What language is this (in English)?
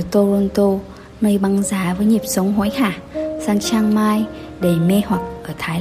Vietnamese